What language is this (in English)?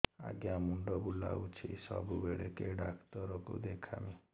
Odia